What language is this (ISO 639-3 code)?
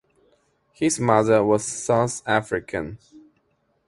eng